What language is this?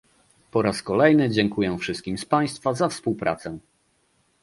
Polish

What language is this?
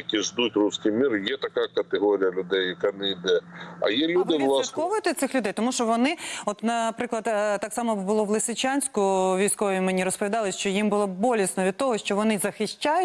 Ukrainian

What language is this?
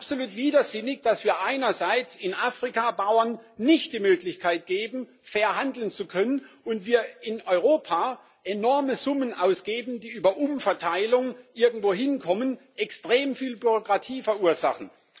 German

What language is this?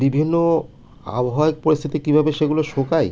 Bangla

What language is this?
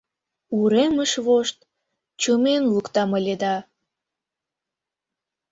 Mari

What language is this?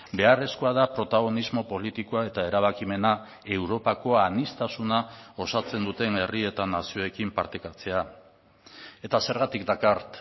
Basque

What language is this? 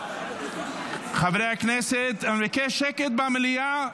Hebrew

